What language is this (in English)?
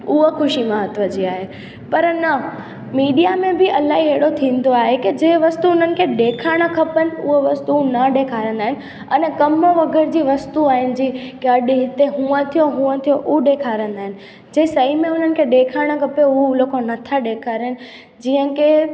Sindhi